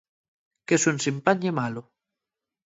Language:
Asturian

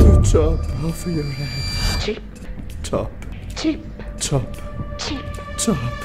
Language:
Italian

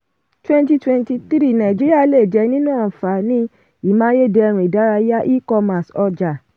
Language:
Yoruba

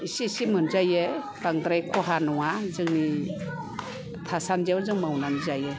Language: Bodo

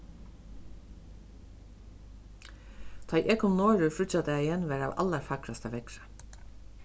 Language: Faroese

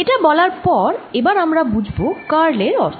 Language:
Bangla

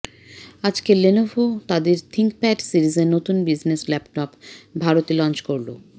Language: Bangla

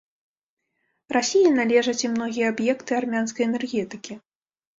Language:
Belarusian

